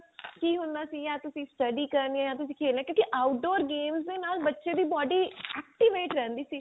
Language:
Punjabi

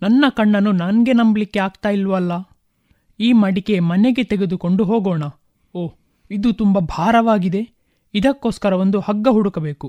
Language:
Kannada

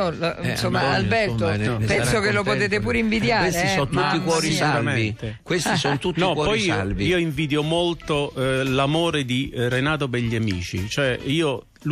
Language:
Italian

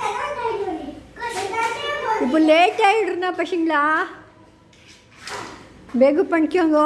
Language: Italian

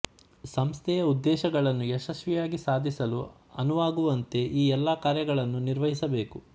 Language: Kannada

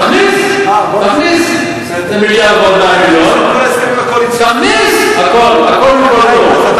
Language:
Hebrew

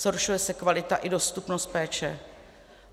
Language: Czech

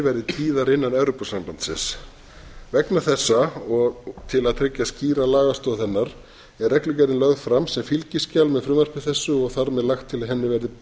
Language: Icelandic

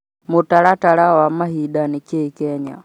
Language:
Kikuyu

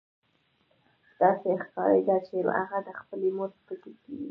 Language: Pashto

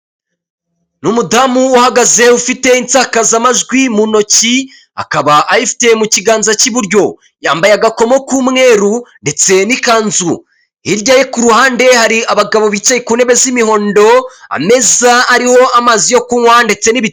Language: Kinyarwanda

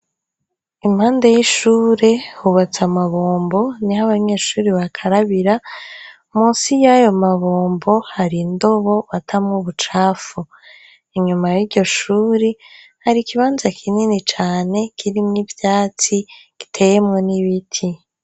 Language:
Rundi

